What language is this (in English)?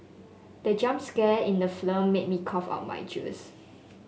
English